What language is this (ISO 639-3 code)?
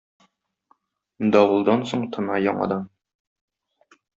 tat